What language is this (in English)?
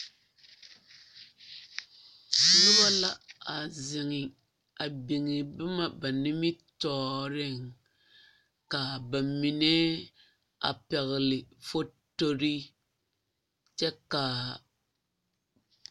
Southern Dagaare